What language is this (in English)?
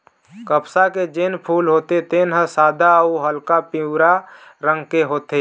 Chhattisgarhi